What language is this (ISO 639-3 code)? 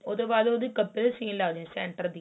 pan